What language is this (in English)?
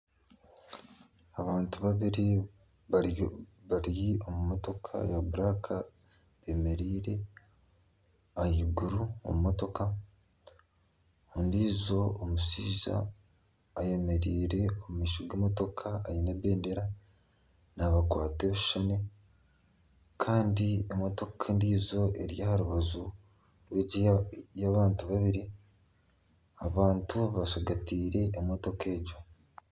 Nyankole